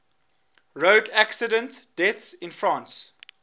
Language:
English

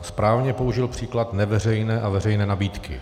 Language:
Czech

